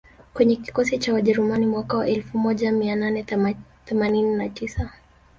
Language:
Swahili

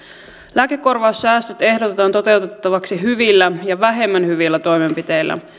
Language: Finnish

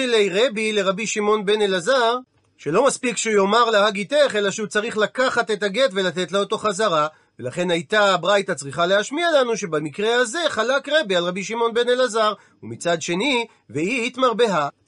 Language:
Hebrew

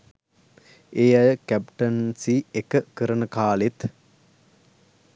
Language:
Sinhala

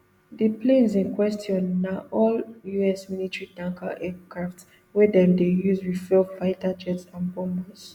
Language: Nigerian Pidgin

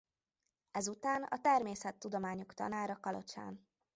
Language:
Hungarian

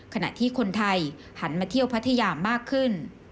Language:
Thai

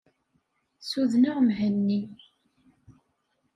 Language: Kabyle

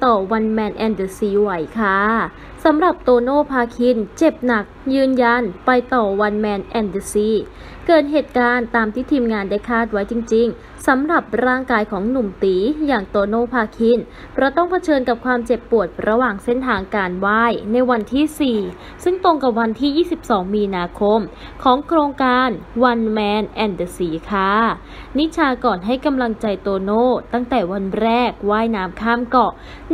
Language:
Thai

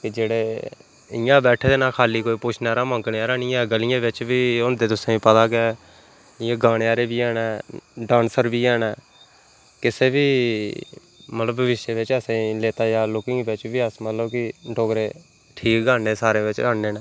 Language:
Dogri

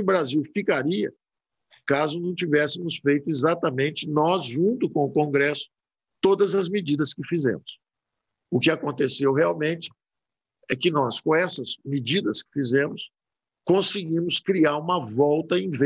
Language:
Portuguese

